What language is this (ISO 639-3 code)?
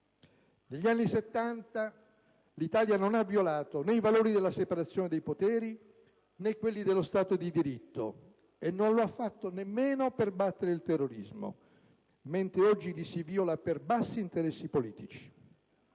ita